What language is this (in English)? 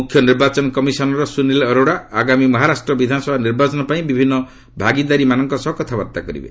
Odia